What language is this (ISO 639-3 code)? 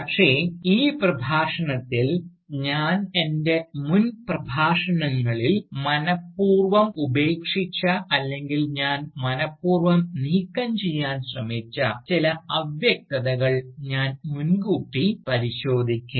mal